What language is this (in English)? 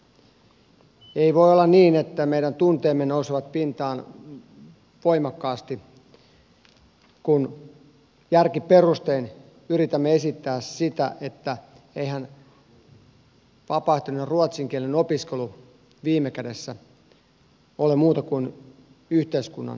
Finnish